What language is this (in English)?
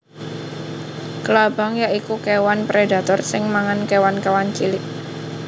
Javanese